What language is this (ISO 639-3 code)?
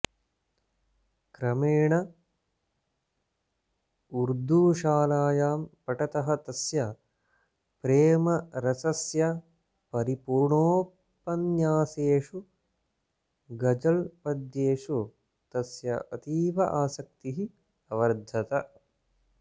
san